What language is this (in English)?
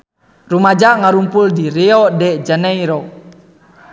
Sundanese